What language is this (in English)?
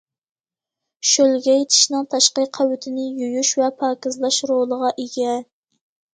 Uyghur